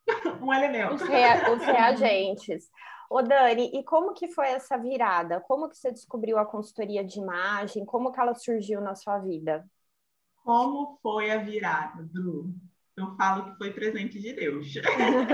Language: Portuguese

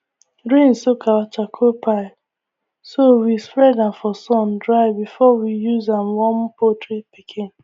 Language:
Nigerian Pidgin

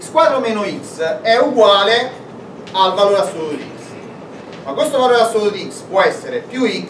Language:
Italian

